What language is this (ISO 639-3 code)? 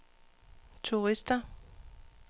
dan